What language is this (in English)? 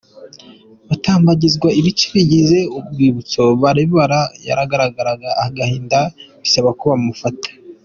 Kinyarwanda